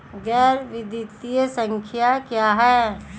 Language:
Hindi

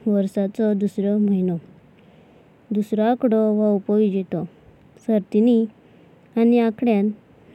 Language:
Konkani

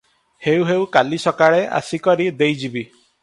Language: Odia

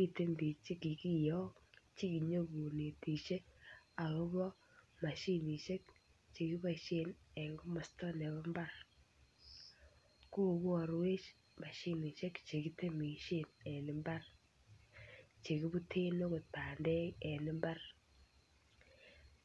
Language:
Kalenjin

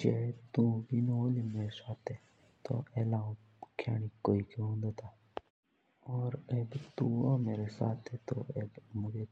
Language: Jaunsari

